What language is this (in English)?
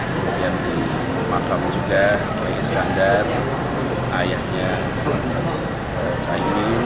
Indonesian